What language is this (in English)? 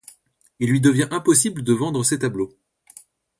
French